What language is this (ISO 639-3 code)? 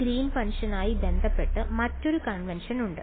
mal